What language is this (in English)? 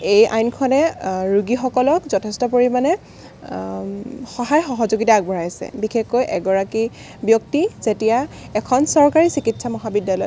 Assamese